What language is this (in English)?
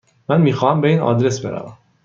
Persian